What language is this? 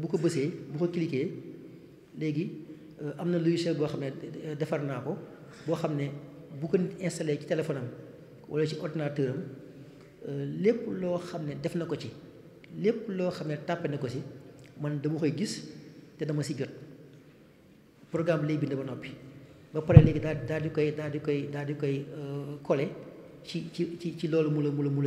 Arabic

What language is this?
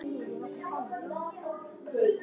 Icelandic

